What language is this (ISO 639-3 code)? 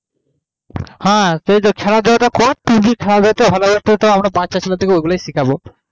ben